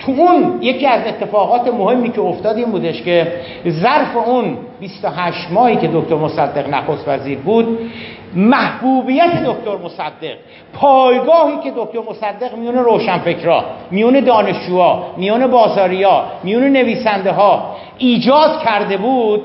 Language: Persian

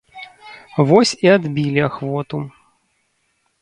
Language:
Belarusian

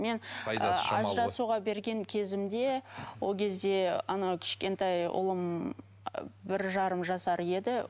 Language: Kazakh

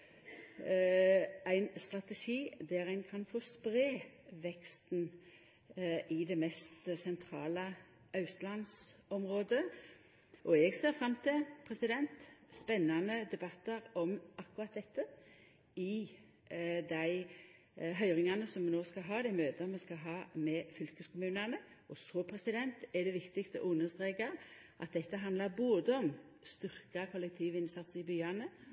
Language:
Norwegian Nynorsk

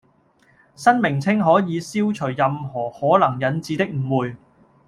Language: Cantonese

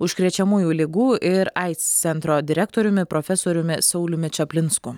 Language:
Lithuanian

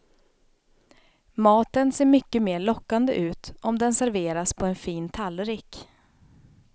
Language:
Swedish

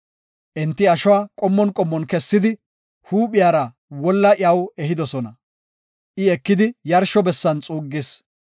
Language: Gofa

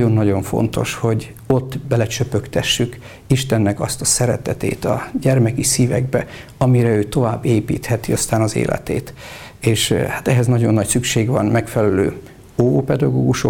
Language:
Hungarian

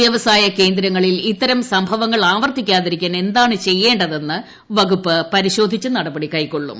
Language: Malayalam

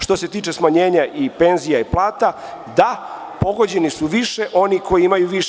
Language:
Serbian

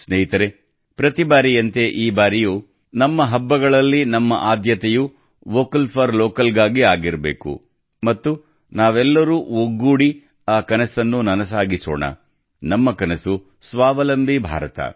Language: Kannada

